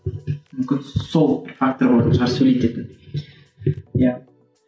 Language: Kazakh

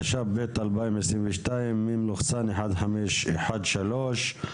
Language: Hebrew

